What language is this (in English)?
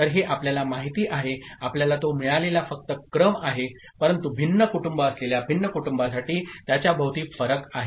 Marathi